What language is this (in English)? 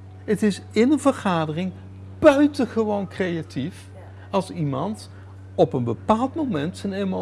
Dutch